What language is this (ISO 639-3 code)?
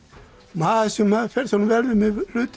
isl